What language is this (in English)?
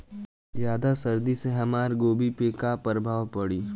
Bhojpuri